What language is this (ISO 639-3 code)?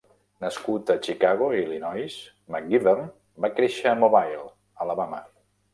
cat